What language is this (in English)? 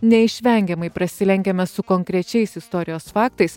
Lithuanian